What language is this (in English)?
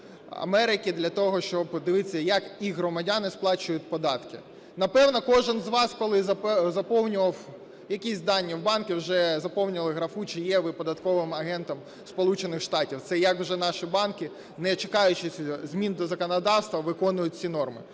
Ukrainian